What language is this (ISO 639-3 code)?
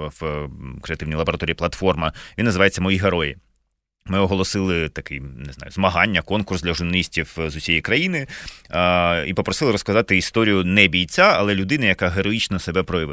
ukr